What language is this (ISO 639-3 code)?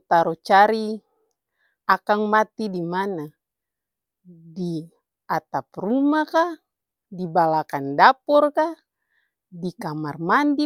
abs